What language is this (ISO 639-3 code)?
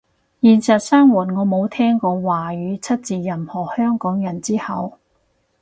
yue